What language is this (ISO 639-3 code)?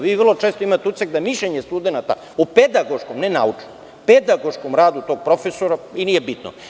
srp